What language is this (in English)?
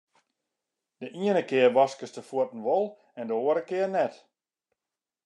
Western Frisian